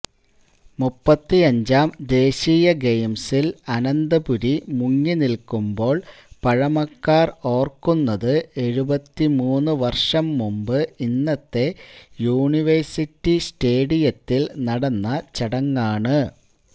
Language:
Malayalam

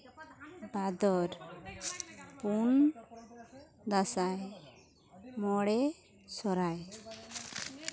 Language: Santali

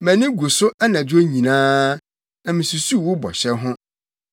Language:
Akan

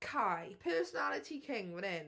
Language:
Welsh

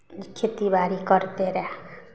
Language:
Maithili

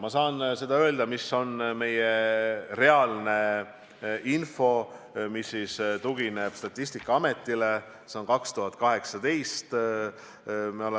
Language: Estonian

